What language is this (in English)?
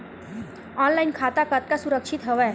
Chhattisgarhi